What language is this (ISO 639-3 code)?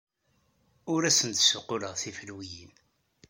kab